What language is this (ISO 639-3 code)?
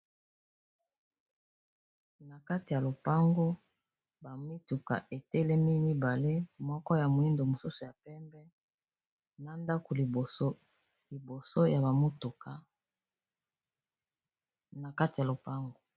lin